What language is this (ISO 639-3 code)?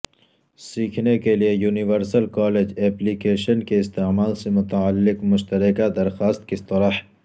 urd